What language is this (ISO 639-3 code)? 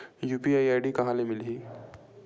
hne